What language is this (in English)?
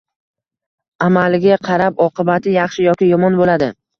Uzbek